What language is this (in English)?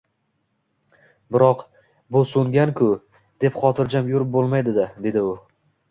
Uzbek